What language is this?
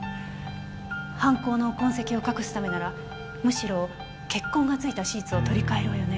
Japanese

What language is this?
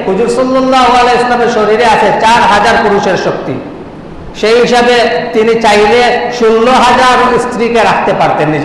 Indonesian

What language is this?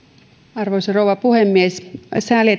Finnish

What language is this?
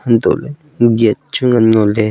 Wancho Naga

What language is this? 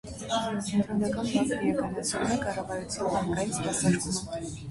Armenian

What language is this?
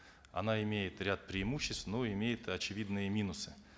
Kazakh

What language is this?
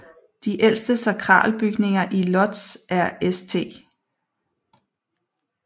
Danish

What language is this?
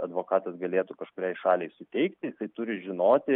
Lithuanian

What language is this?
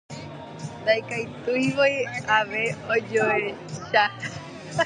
Guarani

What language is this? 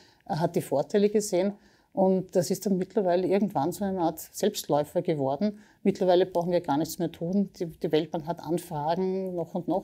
German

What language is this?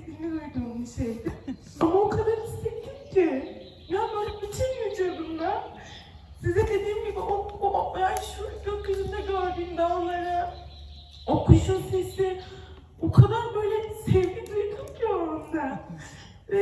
Turkish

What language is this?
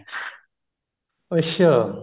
Punjabi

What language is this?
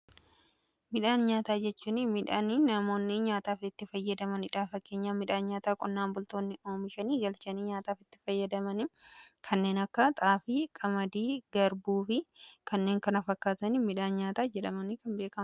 Oromo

